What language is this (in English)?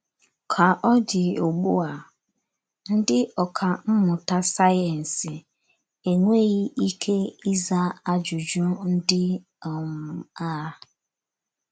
Igbo